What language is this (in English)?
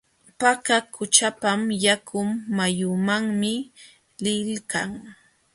Jauja Wanca Quechua